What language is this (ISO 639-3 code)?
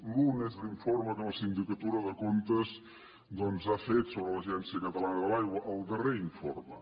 cat